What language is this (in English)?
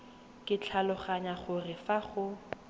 Tswana